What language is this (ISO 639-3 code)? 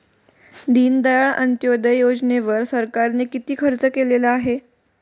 mar